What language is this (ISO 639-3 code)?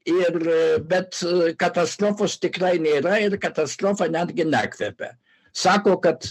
lit